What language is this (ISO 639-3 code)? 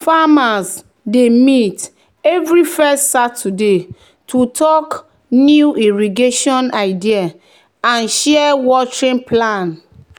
pcm